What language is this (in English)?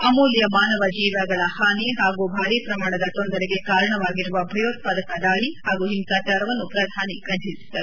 Kannada